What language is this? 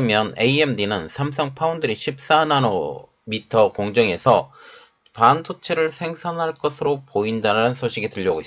Korean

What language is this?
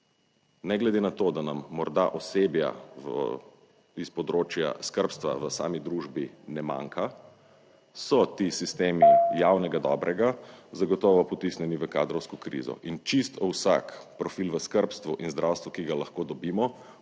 Slovenian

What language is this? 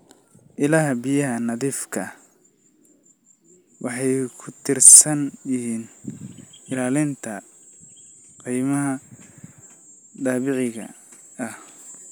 Somali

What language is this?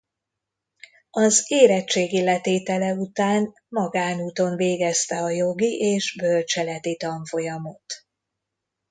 Hungarian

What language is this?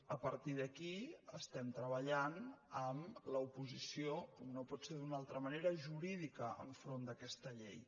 Catalan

